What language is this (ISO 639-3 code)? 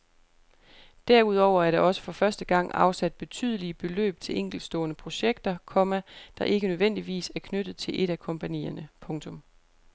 dan